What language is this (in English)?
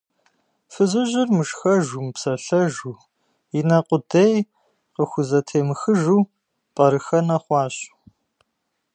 Kabardian